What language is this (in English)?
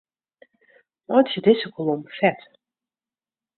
Western Frisian